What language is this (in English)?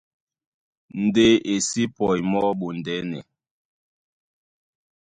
Duala